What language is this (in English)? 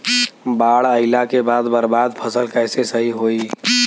Bhojpuri